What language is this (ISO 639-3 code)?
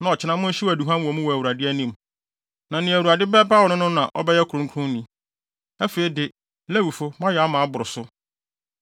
aka